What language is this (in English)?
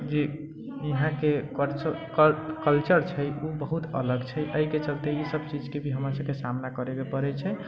Maithili